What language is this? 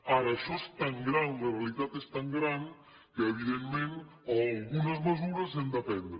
Catalan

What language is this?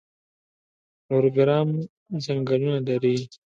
Pashto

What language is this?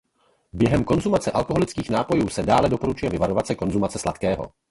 Czech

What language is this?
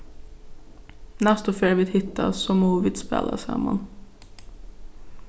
Faroese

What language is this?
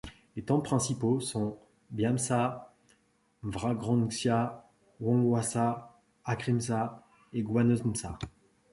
French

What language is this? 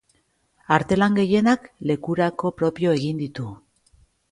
Basque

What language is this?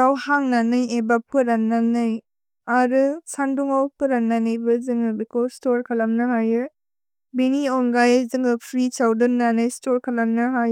Bodo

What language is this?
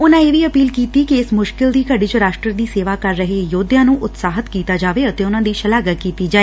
Punjabi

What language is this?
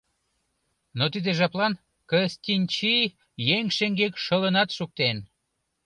Mari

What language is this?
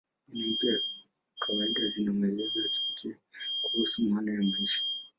Swahili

